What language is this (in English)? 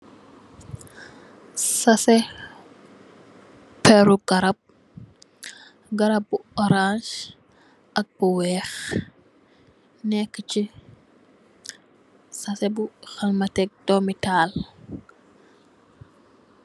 Wolof